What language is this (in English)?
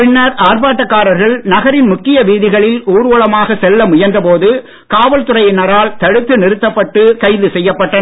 Tamil